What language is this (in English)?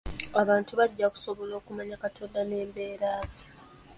Ganda